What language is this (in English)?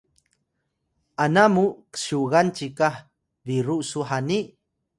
Atayal